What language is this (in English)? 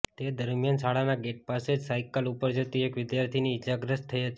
Gujarati